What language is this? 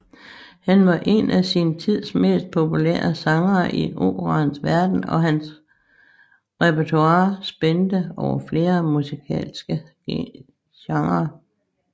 Danish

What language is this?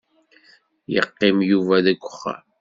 Kabyle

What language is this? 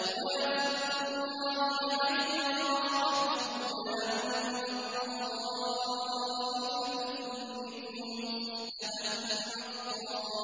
Arabic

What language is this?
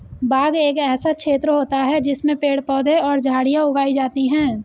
Hindi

